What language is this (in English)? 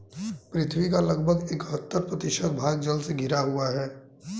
Hindi